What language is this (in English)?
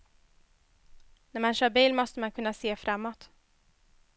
Swedish